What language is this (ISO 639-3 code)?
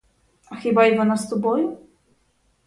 ukr